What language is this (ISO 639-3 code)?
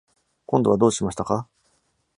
jpn